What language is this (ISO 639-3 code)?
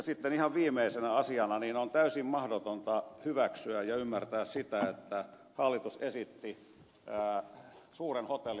fin